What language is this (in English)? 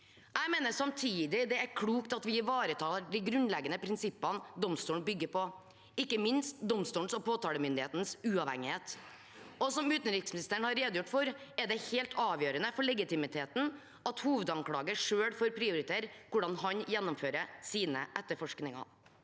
Norwegian